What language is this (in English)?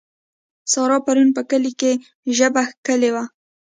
Pashto